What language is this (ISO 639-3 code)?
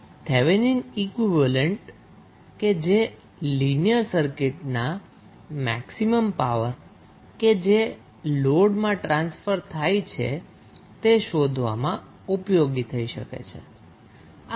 guj